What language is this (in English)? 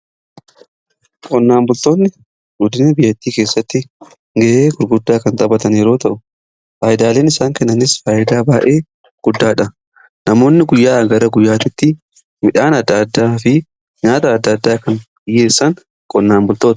Oromo